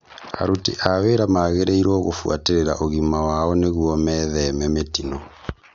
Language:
Kikuyu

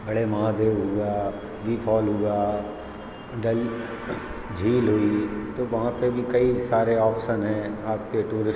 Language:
Hindi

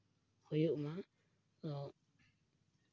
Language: Santali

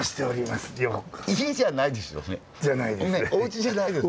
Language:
Japanese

